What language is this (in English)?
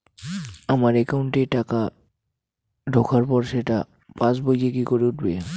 Bangla